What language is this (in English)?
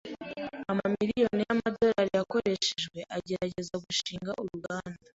Kinyarwanda